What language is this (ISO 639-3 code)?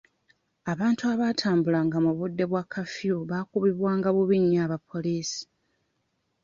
lug